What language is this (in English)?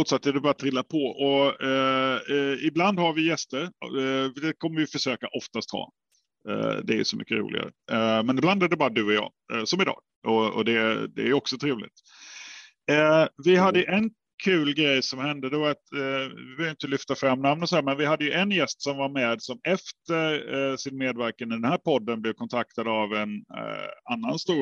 Swedish